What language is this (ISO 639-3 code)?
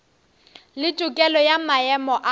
nso